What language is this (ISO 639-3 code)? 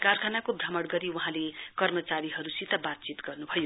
nep